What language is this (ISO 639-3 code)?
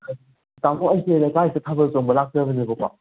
mni